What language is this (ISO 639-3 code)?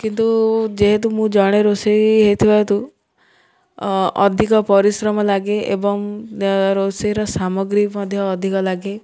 ori